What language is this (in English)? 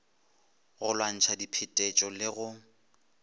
Northern Sotho